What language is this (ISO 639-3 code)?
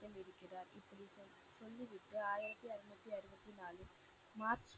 tam